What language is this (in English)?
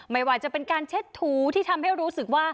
Thai